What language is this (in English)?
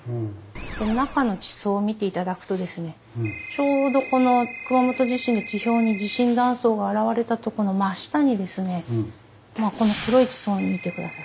Japanese